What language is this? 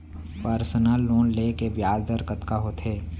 Chhattisgarhi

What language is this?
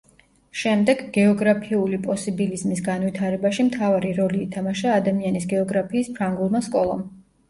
Georgian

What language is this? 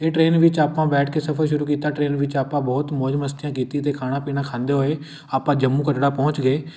Punjabi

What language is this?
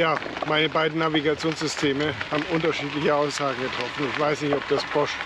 German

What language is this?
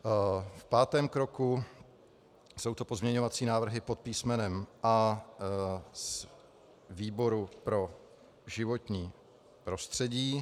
Czech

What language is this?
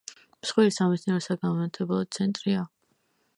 Georgian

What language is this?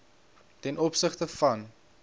Afrikaans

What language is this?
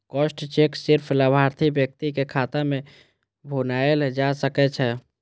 Maithili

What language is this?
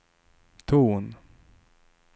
Swedish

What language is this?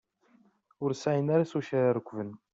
Kabyle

